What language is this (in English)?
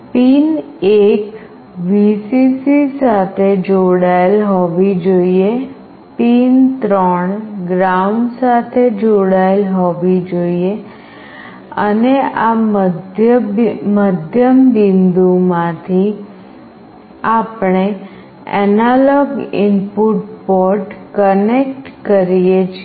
Gujarati